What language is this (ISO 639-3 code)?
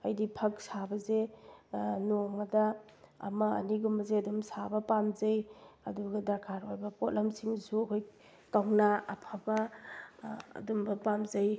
mni